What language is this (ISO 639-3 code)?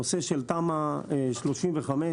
heb